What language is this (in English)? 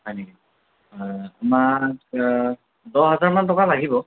Assamese